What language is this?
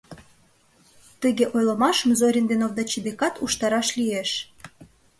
Mari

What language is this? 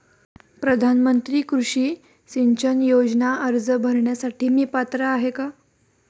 Marathi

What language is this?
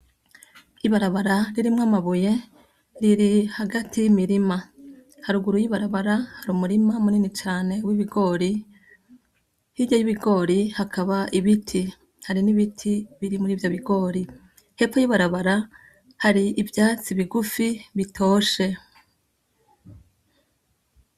Rundi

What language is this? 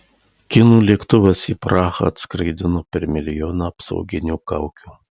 Lithuanian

